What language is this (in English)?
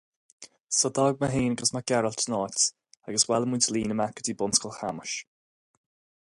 Irish